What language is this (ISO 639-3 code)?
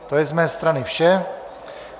ces